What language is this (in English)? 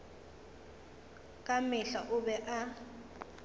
Northern Sotho